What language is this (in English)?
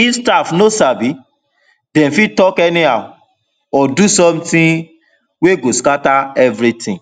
Nigerian Pidgin